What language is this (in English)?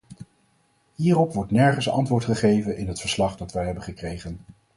Dutch